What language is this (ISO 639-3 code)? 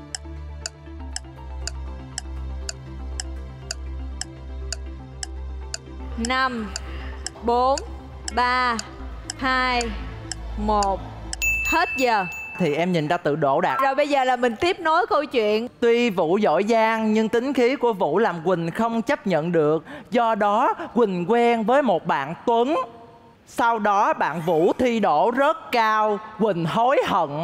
vie